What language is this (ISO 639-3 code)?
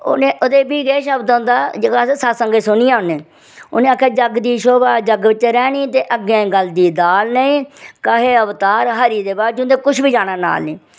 doi